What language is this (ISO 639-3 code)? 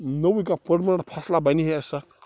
kas